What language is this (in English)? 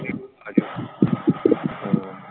Punjabi